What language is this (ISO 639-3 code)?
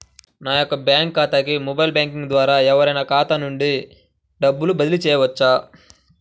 tel